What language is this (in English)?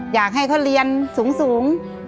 Thai